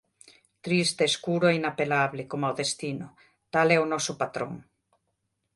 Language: Galician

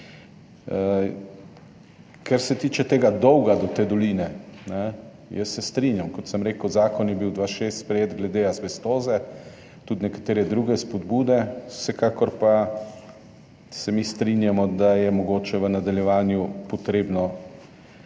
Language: Slovenian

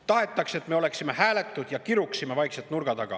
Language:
Estonian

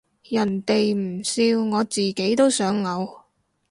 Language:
Cantonese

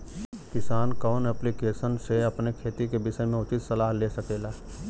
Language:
Bhojpuri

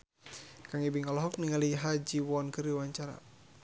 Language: Sundanese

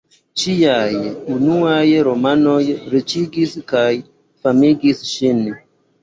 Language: Esperanto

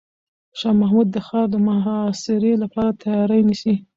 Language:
Pashto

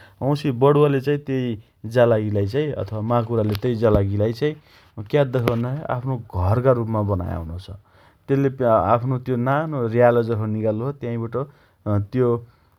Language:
Dotyali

